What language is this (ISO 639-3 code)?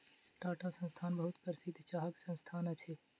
mai